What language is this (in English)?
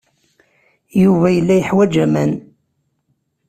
Kabyle